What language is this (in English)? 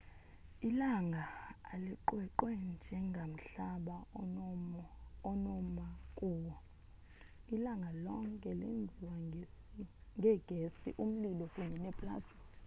Xhosa